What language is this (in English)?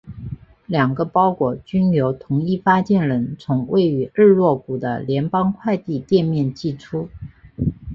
Chinese